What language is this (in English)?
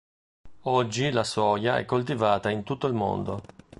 Italian